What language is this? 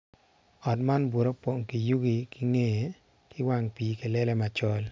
Acoli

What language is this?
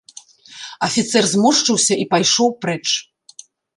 Belarusian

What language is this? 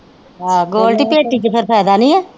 Punjabi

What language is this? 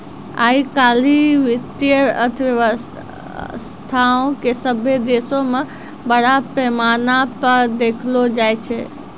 Maithili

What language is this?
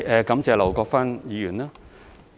Cantonese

